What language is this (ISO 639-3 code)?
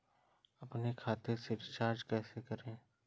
hin